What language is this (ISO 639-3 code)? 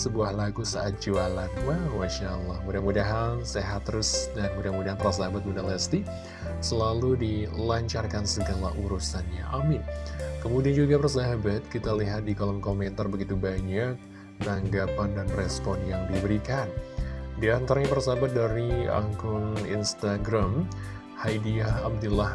ind